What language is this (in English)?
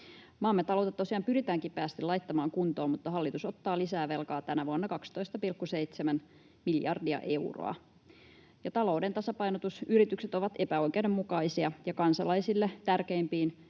Finnish